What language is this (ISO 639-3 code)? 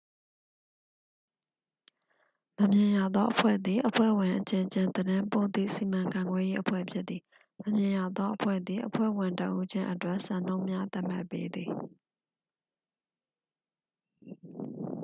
mya